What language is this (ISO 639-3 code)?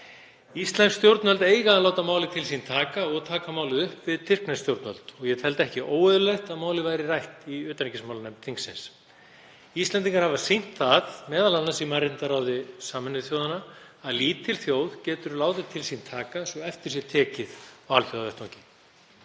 isl